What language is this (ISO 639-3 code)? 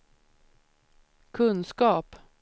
swe